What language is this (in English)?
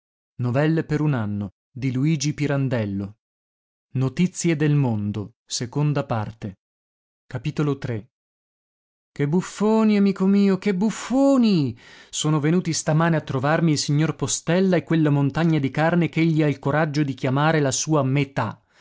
Italian